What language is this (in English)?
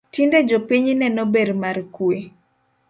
Luo (Kenya and Tanzania)